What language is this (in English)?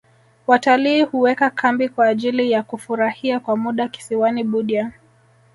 Swahili